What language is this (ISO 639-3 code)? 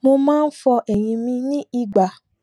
yor